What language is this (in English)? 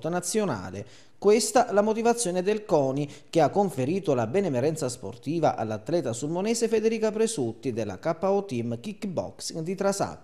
Italian